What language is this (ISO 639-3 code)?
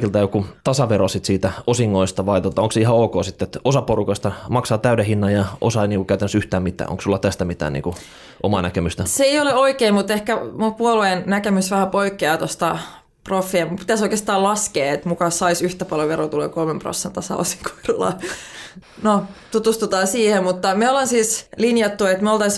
fin